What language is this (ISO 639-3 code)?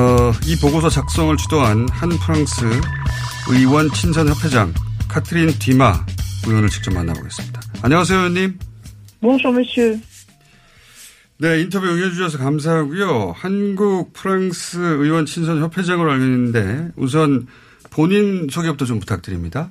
kor